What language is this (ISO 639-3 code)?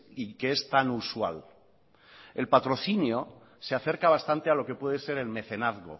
spa